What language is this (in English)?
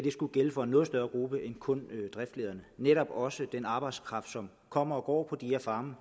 Danish